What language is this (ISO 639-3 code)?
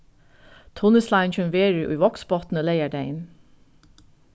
fao